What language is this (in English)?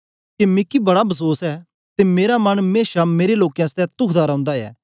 Dogri